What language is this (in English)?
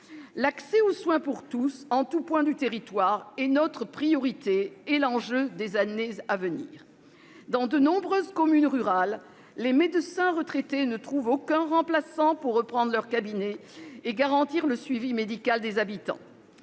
French